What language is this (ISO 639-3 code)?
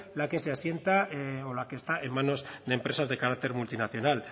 spa